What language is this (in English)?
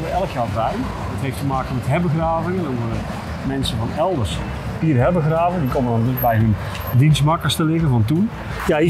Dutch